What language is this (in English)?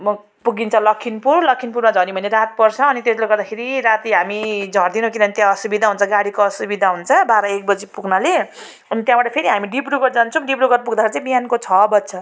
Nepali